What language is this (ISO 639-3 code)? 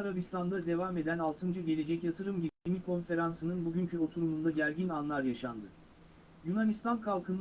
tur